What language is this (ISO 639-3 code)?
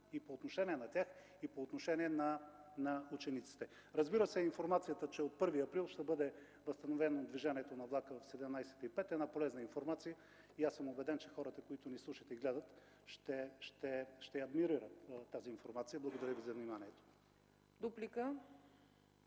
bul